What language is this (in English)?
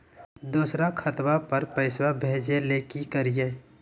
Magahi